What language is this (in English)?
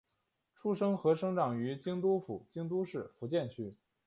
Chinese